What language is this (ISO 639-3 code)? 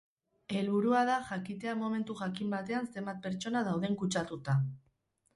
eus